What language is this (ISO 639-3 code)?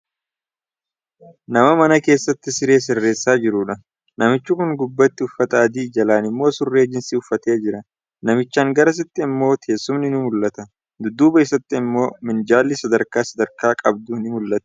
orm